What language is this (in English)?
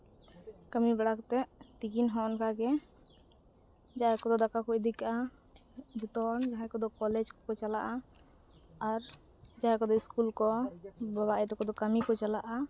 Santali